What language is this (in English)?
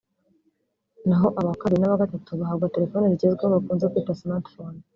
Kinyarwanda